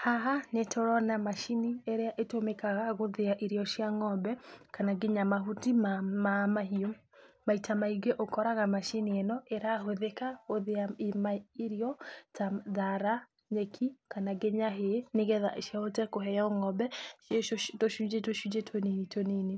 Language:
Kikuyu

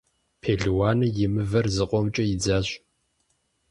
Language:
Kabardian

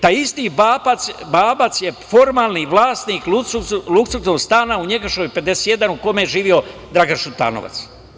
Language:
Serbian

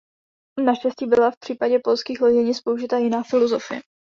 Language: Czech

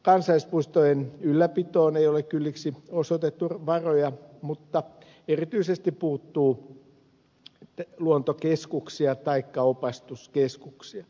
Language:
Finnish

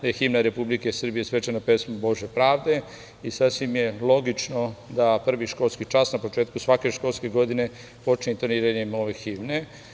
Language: Serbian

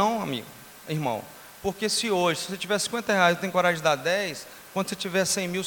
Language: Portuguese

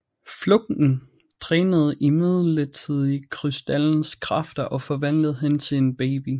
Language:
Danish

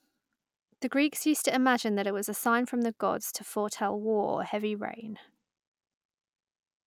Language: English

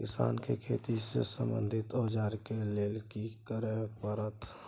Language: Maithili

